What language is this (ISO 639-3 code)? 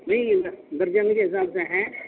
urd